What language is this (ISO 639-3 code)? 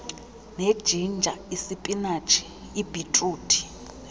xho